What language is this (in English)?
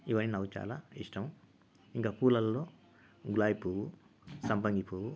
Telugu